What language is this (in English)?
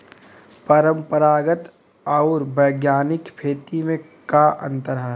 Bhojpuri